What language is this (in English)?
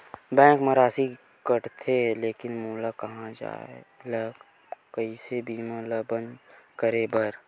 Chhattisgarhi